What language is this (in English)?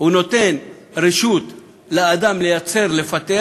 Hebrew